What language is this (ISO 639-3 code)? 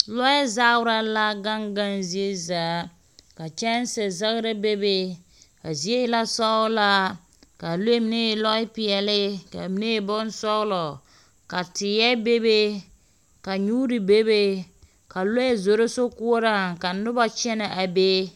dga